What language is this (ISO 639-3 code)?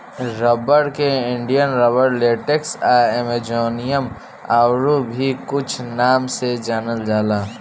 bho